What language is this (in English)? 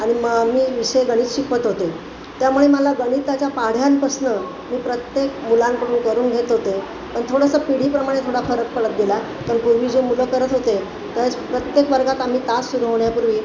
Marathi